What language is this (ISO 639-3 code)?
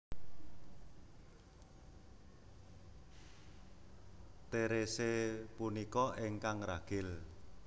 jav